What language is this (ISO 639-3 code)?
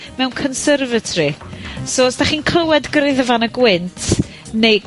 cym